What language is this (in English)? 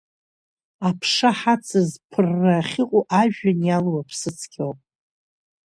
Abkhazian